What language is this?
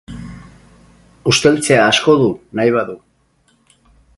Basque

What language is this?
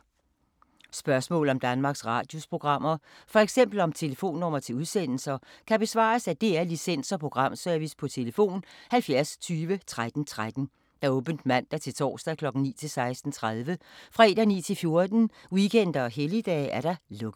Danish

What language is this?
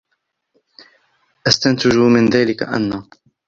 Arabic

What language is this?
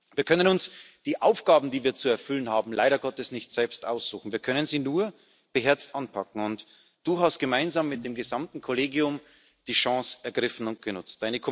German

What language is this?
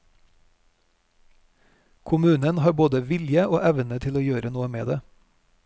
Norwegian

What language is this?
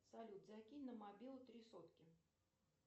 Russian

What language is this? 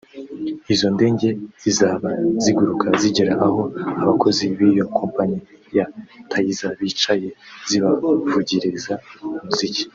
Kinyarwanda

